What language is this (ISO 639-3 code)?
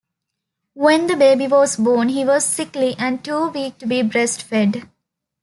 eng